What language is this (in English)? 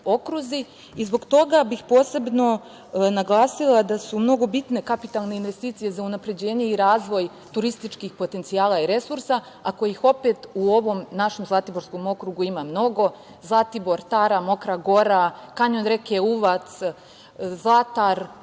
Serbian